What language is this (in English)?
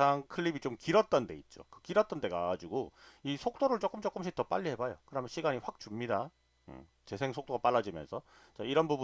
Korean